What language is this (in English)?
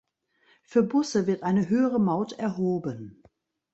German